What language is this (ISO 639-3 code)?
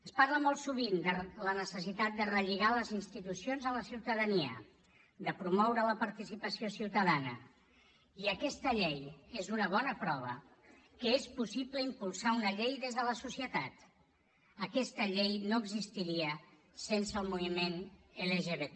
cat